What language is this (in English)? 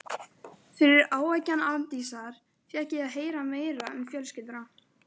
Icelandic